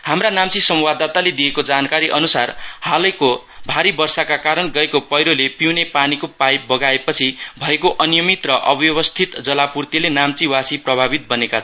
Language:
Nepali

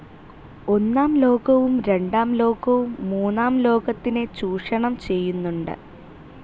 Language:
Malayalam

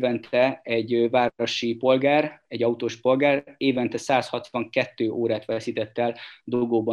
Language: Hungarian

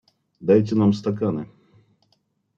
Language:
Russian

